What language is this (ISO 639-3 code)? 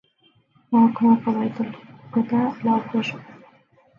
ara